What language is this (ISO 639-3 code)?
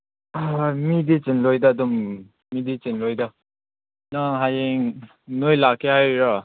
mni